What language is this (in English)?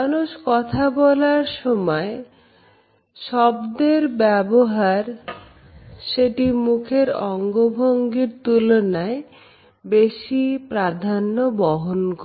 Bangla